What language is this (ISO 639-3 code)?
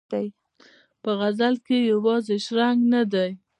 pus